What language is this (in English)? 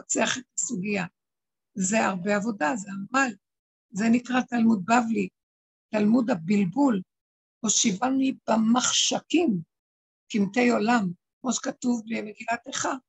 Hebrew